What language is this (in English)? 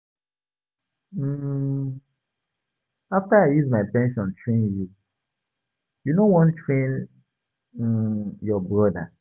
Nigerian Pidgin